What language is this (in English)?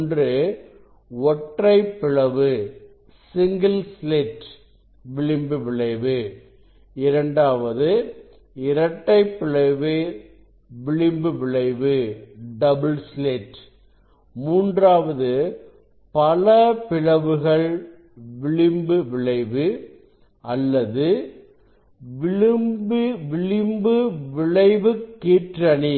Tamil